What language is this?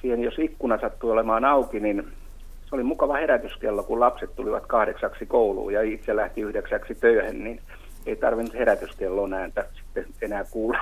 Finnish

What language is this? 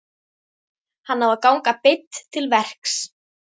Icelandic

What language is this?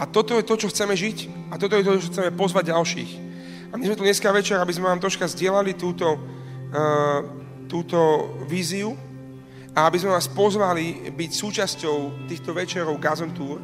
Slovak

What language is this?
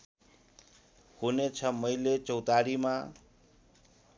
Nepali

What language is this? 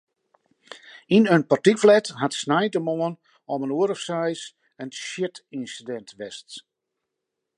Western Frisian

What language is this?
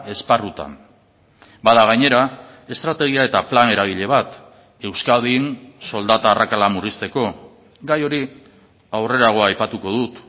Basque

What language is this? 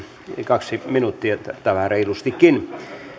Finnish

